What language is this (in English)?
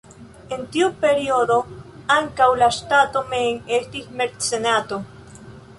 Esperanto